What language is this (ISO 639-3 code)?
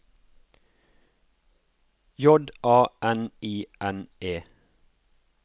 nor